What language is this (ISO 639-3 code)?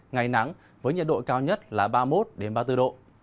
vie